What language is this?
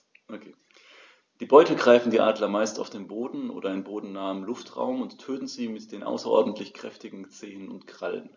German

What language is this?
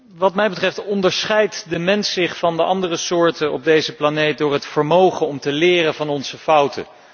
Dutch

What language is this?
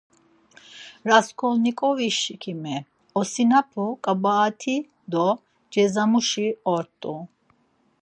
Laz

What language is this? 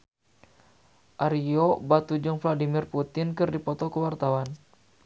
Sundanese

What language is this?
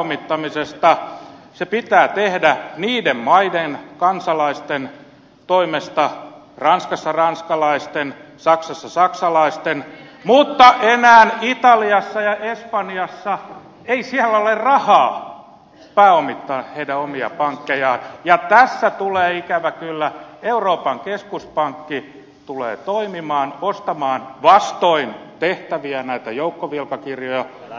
Finnish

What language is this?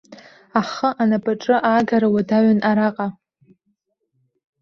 Abkhazian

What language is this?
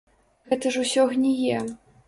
Belarusian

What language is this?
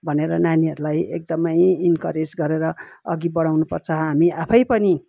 Nepali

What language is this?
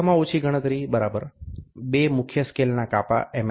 Gujarati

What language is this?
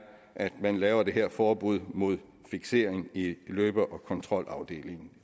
Danish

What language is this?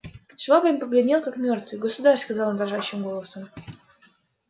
Russian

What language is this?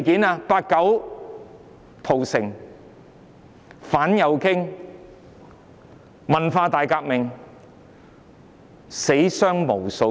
Cantonese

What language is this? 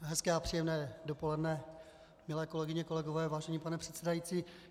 Czech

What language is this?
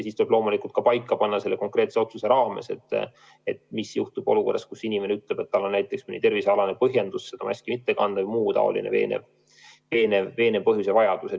Estonian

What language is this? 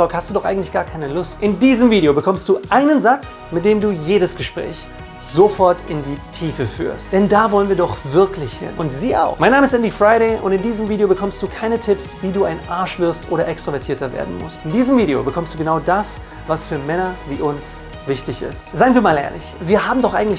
German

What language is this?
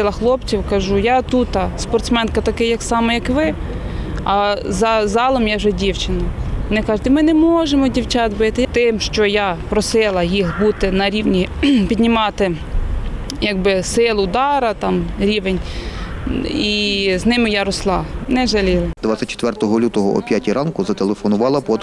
Ukrainian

